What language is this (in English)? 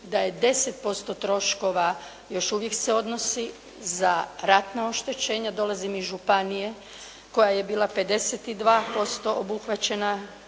Croatian